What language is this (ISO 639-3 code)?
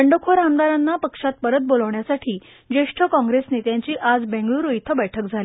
mar